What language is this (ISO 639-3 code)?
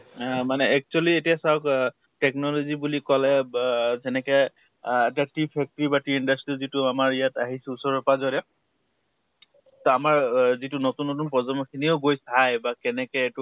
asm